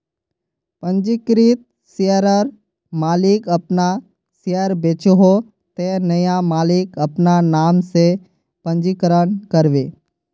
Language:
Magahi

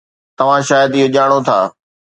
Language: Sindhi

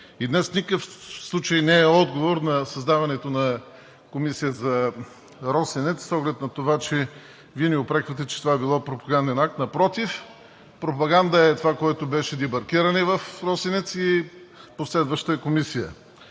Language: Bulgarian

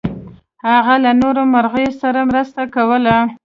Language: Pashto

